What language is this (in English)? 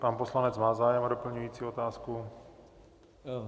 Czech